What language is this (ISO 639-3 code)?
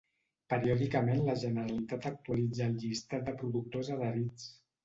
cat